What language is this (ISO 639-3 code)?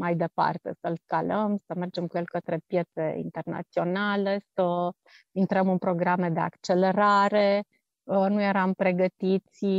ron